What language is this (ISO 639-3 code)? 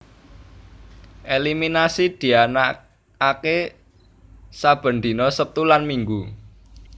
jav